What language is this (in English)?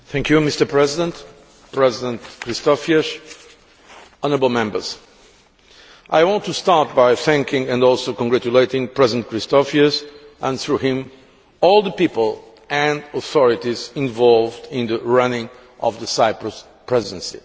English